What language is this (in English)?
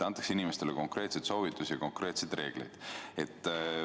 Estonian